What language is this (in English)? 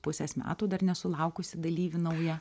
Lithuanian